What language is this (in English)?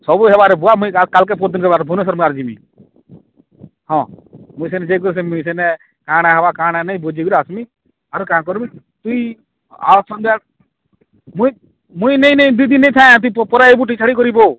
Odia